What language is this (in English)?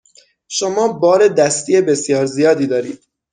Persian